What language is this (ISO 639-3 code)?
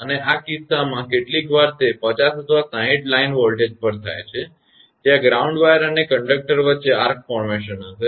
guj